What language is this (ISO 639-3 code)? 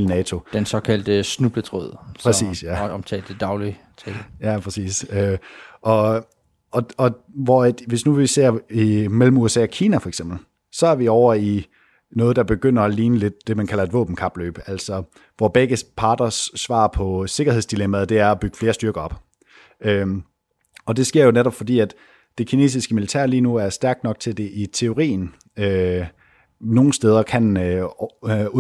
dan